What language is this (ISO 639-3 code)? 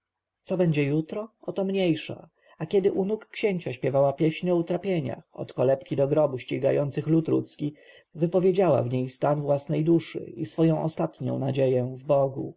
pol